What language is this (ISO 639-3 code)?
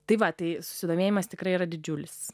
lit